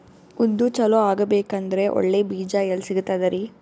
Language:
Kannada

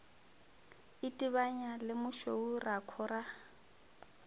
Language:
Northern Sotho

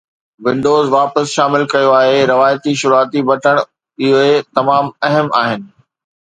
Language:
Sindhi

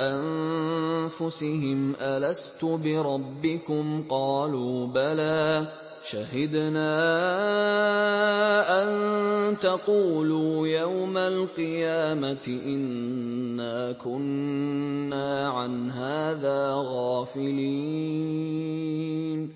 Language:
Arabic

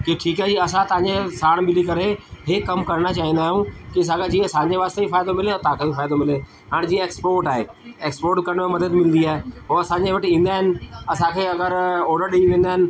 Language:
Sindhi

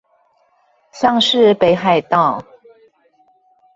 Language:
Chinese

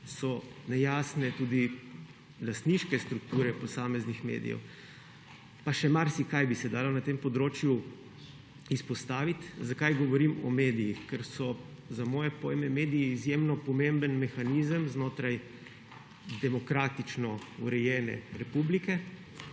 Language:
Slovenian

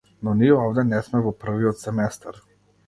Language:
Macedonian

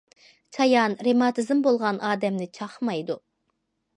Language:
Uyghur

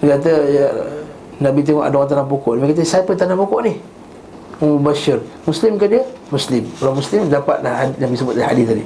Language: Malay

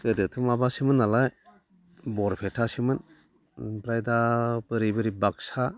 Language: Bodo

